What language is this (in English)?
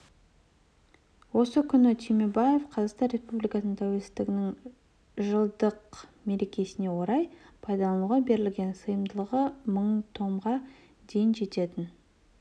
Kazakh